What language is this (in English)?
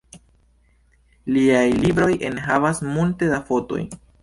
Esperanto